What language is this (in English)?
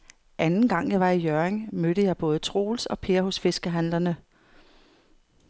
Danish